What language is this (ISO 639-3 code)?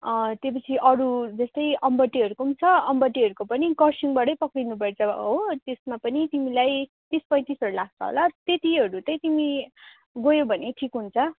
nep